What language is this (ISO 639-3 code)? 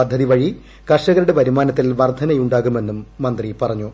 mal